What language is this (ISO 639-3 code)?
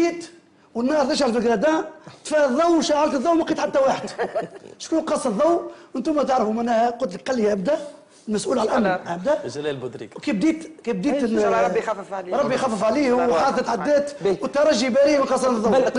ara